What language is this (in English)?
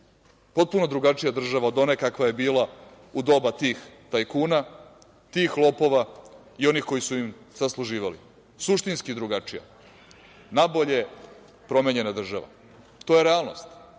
Serbian